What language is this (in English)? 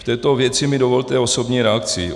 Czech